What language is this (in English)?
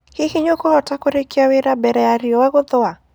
Kikuyu